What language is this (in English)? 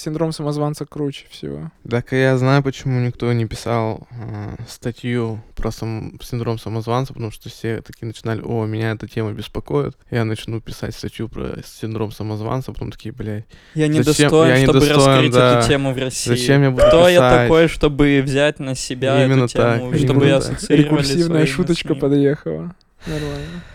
Russian